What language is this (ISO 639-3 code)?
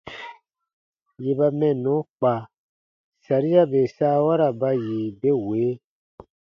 bba